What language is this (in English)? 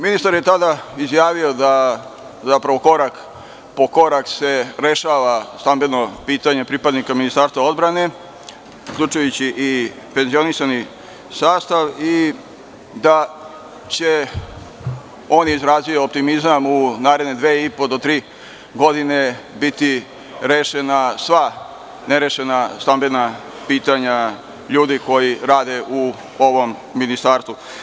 Serbian